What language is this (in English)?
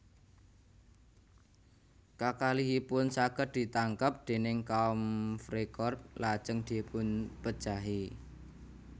Javanese